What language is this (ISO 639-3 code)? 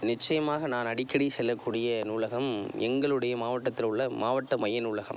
tam